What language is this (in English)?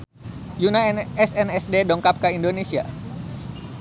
Sundanese